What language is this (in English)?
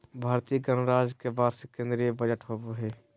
Magahi